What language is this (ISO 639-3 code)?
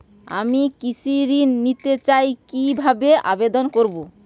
ben